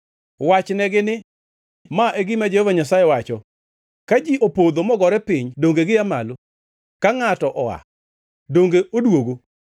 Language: Luo (Kenya and Tanzania)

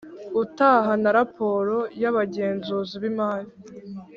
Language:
Kinyarwanda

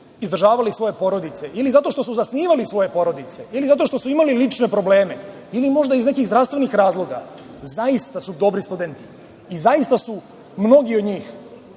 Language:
Serbian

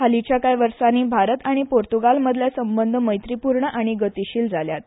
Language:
Konkani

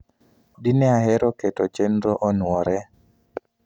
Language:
Luo (Kenya and Tanzania)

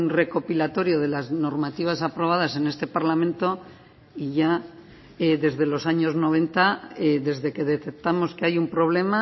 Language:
Spanish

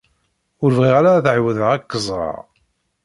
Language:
Kabyle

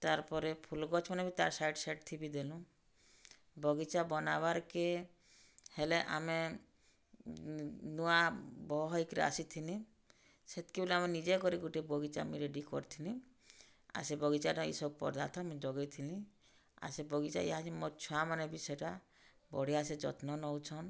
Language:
Odia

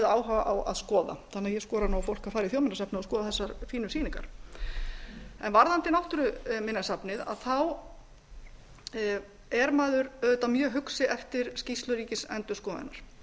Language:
Icelandic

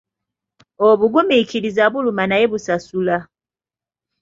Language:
Ganda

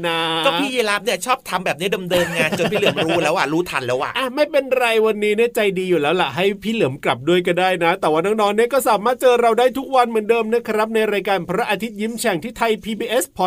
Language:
Thai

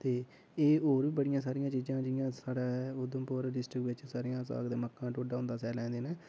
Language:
Dogri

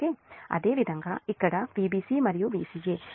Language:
Telugu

